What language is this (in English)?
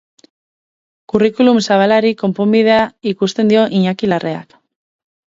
Basque